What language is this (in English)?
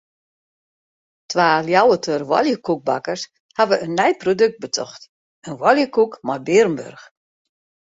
Western Frisian